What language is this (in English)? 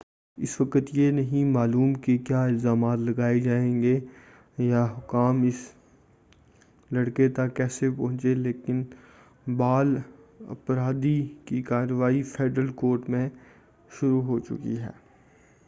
Urdu